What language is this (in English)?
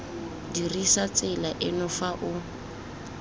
Tswana